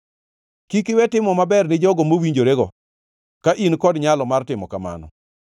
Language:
Luo (Kenya and Tanzania)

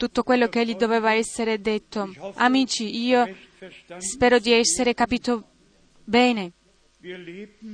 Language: Italian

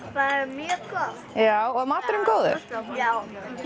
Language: Icelandic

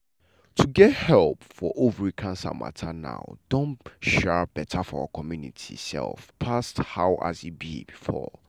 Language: Nigerian Pidgin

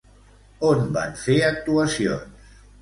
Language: Catalan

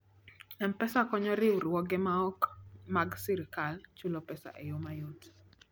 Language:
Luo (Kenya and Tanzania)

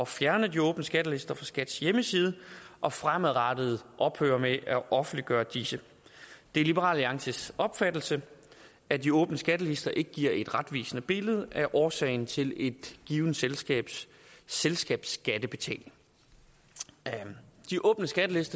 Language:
Danish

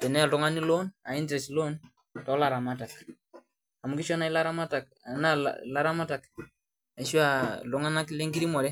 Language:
Masai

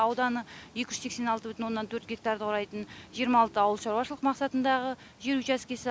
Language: Kazakh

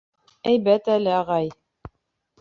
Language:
Bashkir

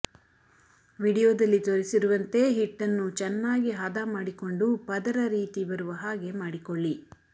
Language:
Kannada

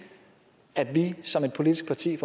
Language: Danish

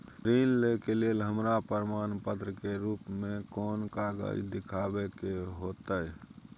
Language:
Maithili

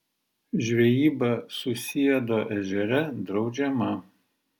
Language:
Lithuanian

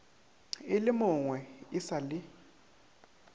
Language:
Northern Sotho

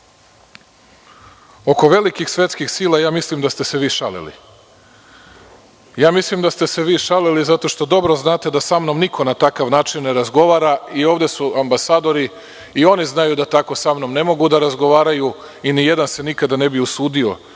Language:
Serbian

